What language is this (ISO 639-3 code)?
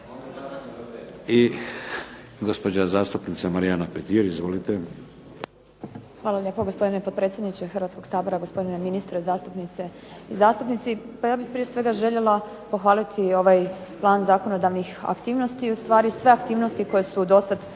hrv